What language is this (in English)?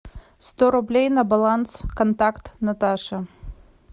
Russian